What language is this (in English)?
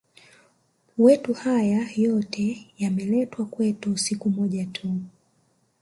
Swahili